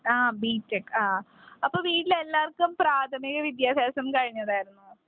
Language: Malayalam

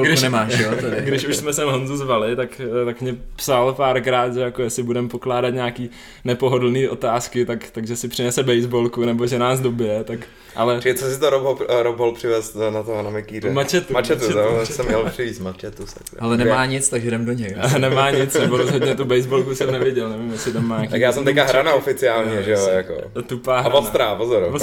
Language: Czech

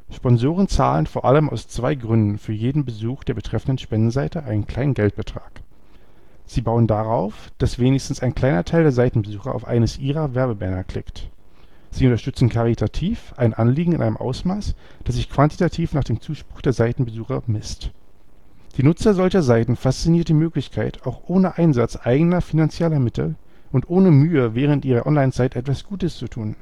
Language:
German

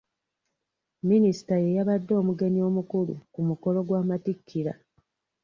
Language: Ganda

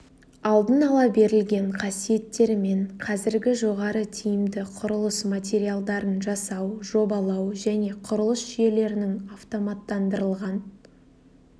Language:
Kazakh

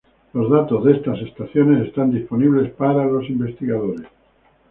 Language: Spanish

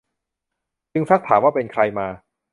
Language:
Thai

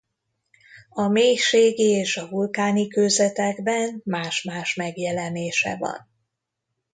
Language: Hungarian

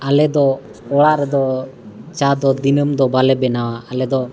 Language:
Santali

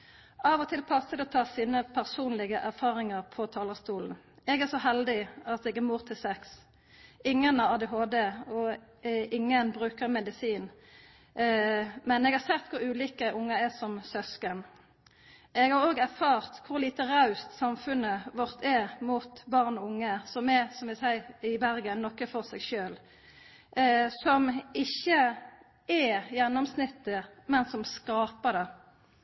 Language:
Norwegian Nynorsk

